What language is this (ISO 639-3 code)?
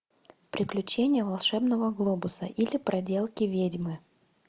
rus